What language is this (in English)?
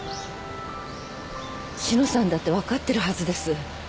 Japanese